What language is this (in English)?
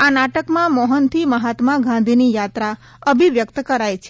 Gujarati